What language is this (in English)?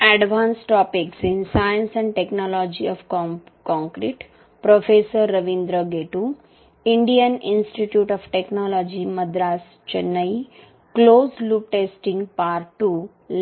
Marathi